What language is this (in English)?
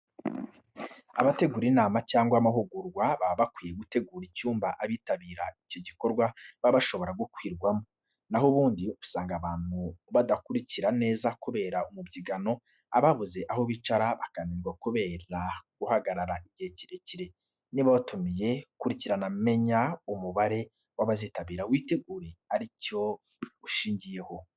Kinyarwanda